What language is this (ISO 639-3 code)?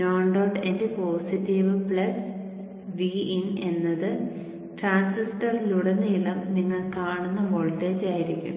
mal